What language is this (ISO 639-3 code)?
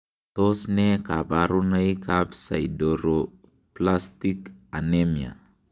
kln